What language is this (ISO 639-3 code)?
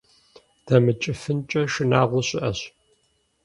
kbd